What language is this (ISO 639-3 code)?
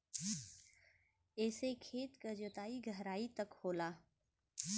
bho